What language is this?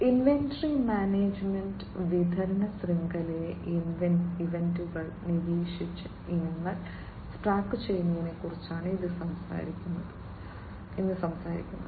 Malayalam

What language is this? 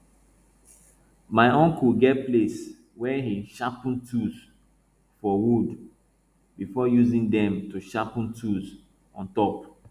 Nigerian Pidgin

